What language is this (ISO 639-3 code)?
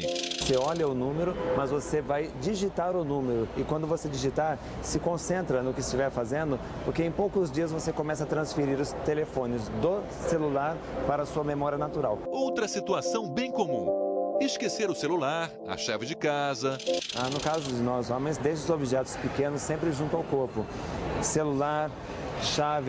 por